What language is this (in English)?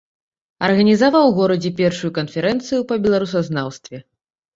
Belarusian